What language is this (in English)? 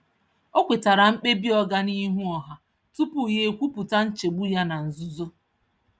Igbo